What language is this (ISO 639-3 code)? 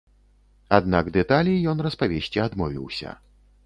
bel